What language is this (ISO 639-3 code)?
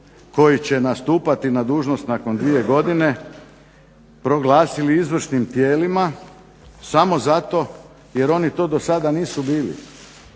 hrv